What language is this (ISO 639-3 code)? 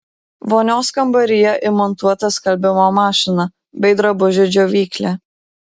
lit